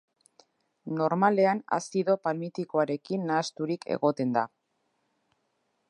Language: Basque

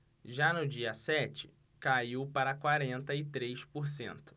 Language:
Portuguese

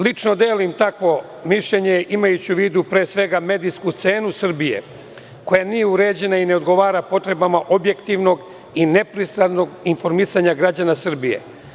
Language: Serbian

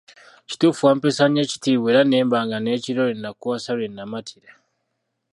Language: Ganda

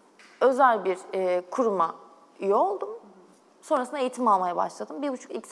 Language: Turkish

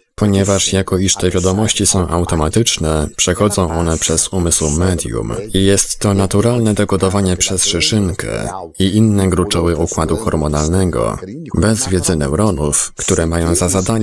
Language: Polish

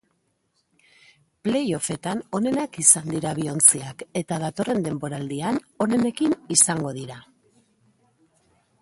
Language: Basque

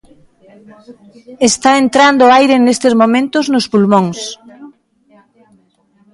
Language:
Galician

